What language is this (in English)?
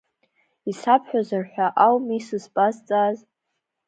Abkhazian